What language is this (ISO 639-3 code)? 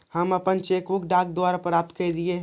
mag